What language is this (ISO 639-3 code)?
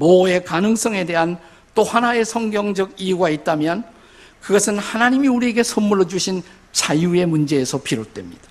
kor